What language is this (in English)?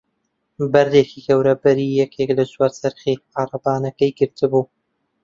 Central Kurdish